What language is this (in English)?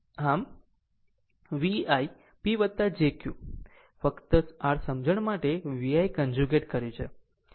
Gujarati